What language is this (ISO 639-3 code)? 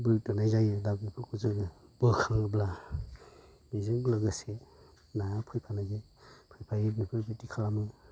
brx